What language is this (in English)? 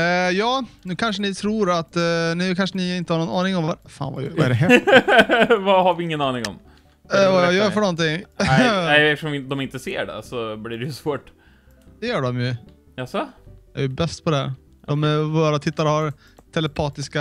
Swedish